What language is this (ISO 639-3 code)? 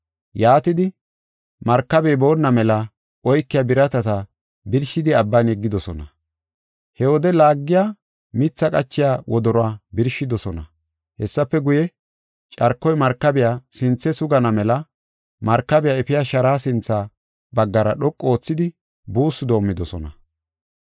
gof